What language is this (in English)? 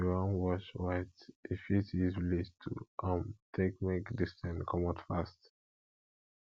Nigerian Pidgin